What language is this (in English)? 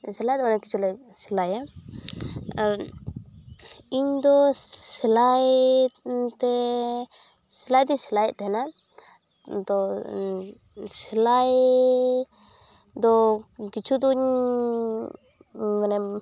Santali